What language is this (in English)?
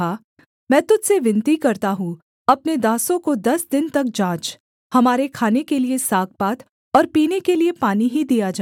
Hindi